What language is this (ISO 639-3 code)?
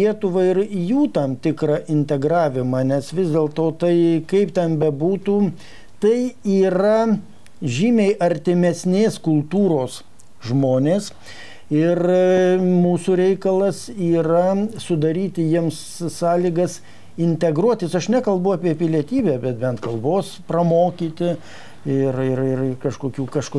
lit